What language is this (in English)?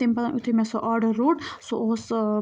Kashmiri